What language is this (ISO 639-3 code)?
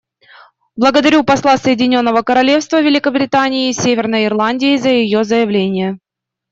rus